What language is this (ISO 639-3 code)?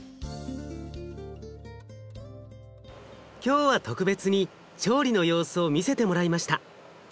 jpn